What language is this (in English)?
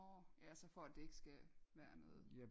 Danish